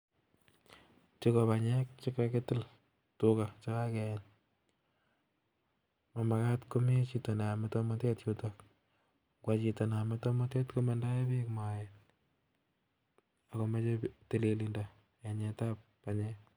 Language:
Kalenjin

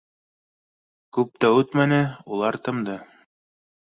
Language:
Bashkir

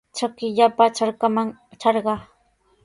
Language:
Sihuas Ancash Quechua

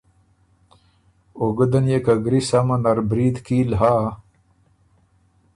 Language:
Ormuri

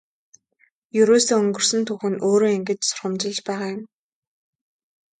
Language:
Mongolian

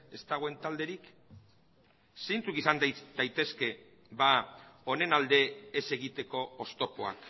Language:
Basque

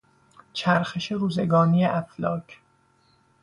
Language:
Persian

